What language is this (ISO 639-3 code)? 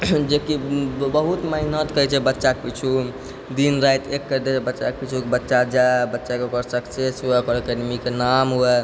mai